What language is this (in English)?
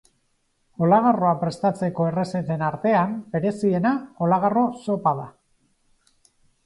Basque